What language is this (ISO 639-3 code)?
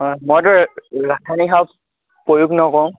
asm